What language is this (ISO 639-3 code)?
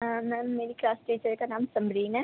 urd